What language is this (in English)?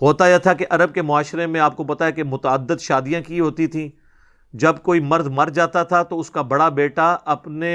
Urdu